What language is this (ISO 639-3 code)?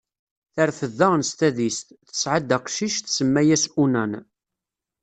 kab